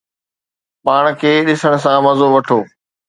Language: Sindhi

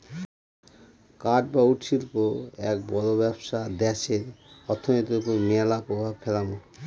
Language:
Bangla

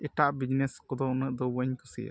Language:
Santali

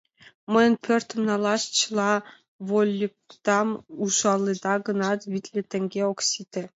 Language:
Mari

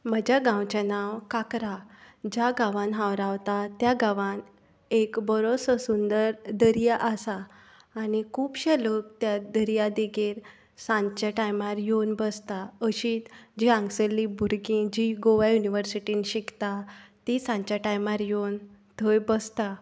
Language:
Konkani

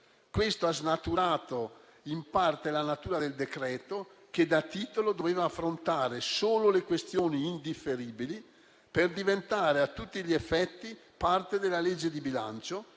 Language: Italian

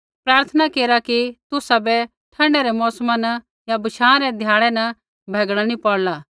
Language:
Kullu Pahari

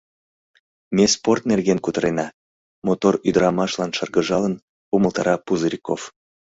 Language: Mari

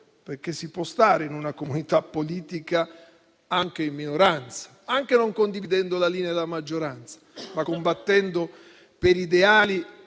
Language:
Italian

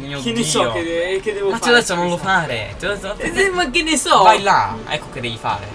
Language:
Italian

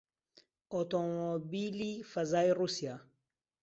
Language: Central Kurdish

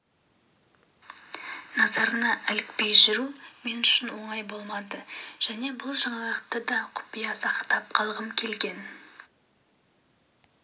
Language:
Kazakh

